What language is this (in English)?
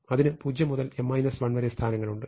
Malayalam